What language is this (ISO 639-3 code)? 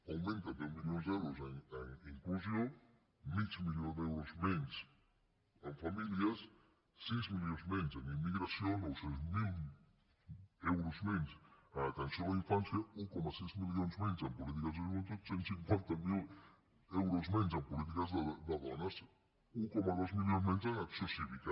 cat